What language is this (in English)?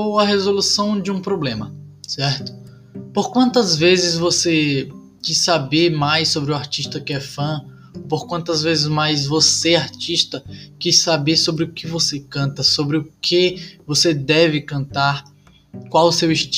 Portuguese